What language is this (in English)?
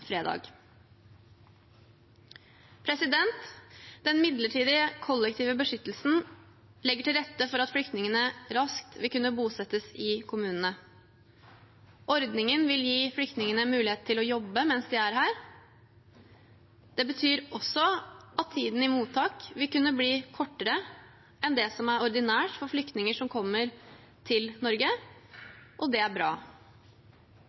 Norwegian Bokmål